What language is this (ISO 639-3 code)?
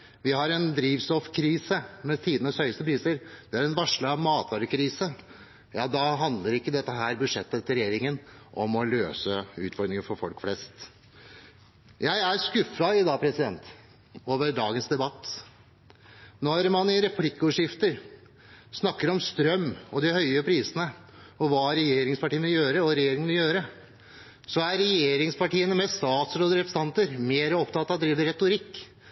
nob